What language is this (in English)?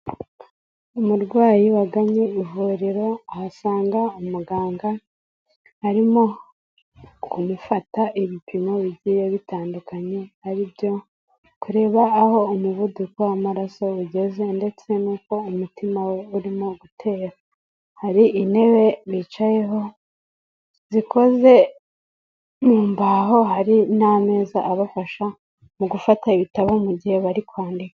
Kinyarwanda